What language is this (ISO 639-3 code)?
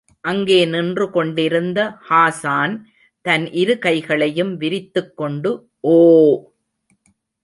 tam